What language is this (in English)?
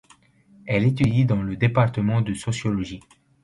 French